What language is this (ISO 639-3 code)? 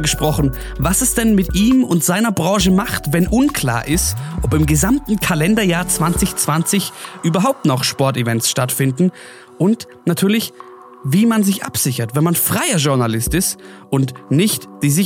deu